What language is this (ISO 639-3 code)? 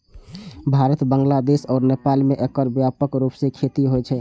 mai